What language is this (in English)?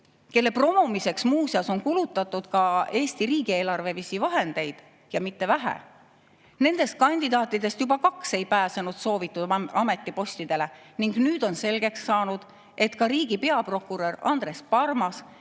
Estonian